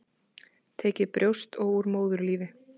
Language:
Icelandic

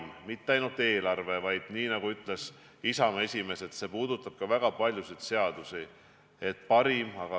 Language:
Estonian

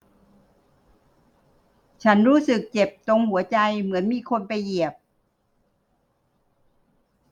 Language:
Thai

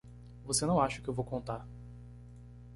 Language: Portuguese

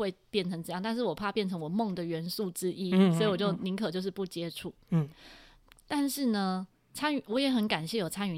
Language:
Chinese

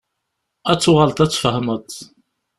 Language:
Kabyle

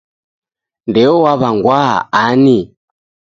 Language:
Taita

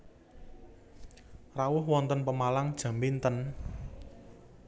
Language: Javanese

